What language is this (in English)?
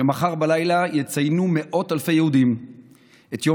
Hebrew